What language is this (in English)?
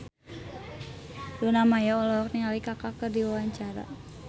Sundanese